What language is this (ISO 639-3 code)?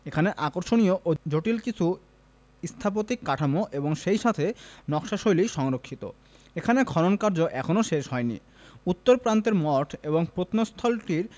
ben